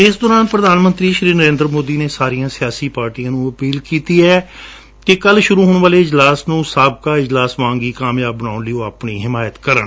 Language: Punjabi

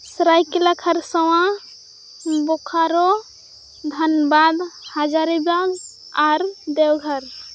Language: Santali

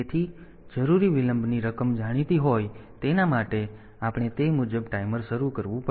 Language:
Gujarati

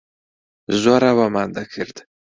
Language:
Central Kurdish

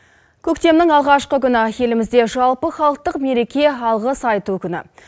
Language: Kazakh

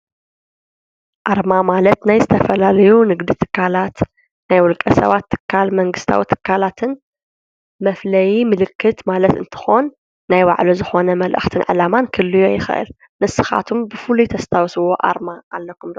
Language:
Tigrinya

